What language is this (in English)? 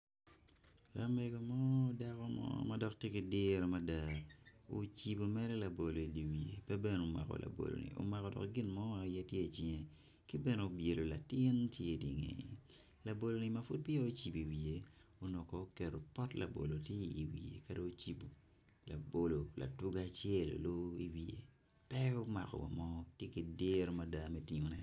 Acoli